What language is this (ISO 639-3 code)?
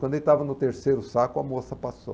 por